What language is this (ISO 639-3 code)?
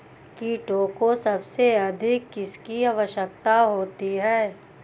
hin